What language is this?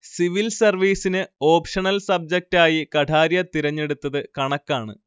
Malayalam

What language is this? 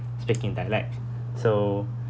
English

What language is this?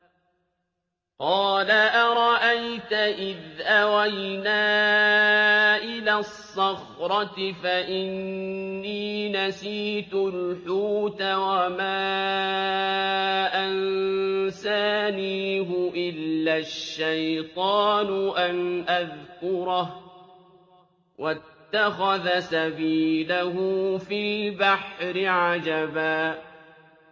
Arabic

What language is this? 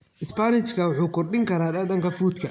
Somali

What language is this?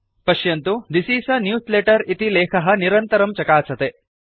Sanskrit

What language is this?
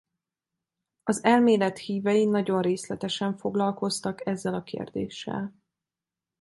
Hungarian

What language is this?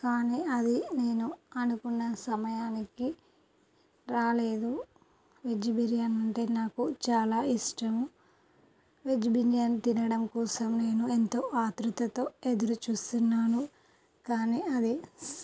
Telugu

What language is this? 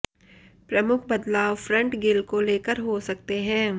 Hindi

